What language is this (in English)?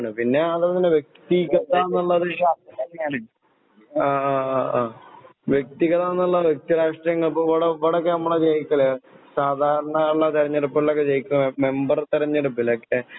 Malayalam